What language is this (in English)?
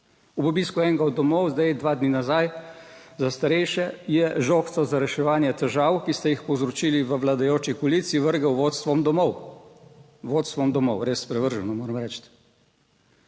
Slovenian